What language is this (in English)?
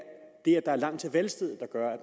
Danish